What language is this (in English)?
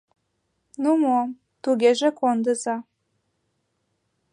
Mari